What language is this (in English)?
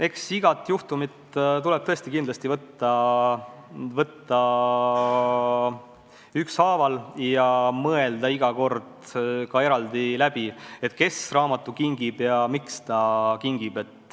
Estonian